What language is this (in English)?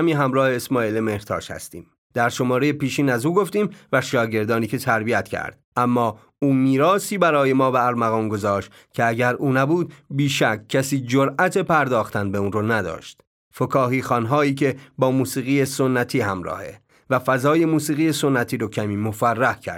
Persian